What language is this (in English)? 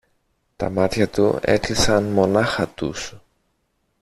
Greek